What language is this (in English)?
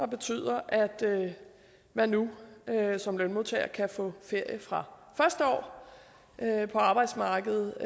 Danish